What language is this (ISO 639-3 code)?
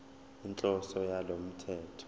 zul